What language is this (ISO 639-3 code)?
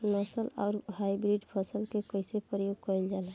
bho